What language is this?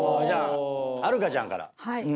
Japanese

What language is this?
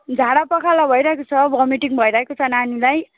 Nepali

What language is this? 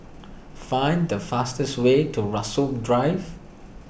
English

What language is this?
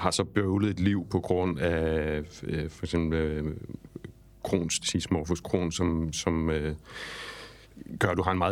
Danish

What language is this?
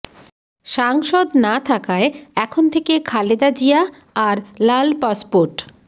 Bangla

